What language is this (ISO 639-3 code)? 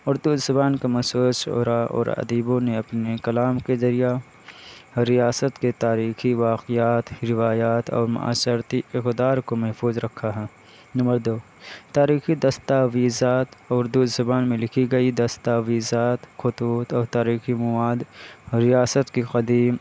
urd